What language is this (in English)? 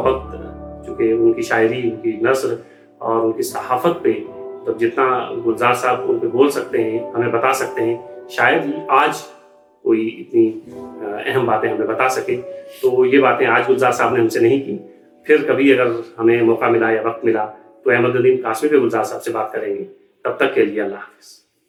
Urdu